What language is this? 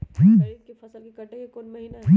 Magahi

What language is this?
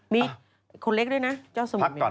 Thai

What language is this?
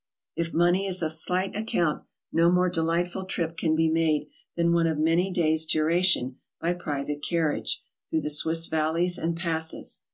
English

